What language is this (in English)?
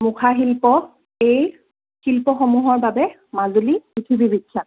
Assamese